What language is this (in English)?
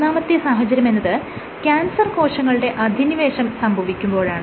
Malayalam